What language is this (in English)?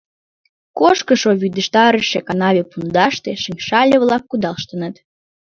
Mari